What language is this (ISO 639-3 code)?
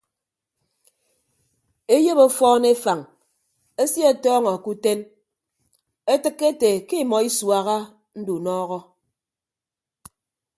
ibb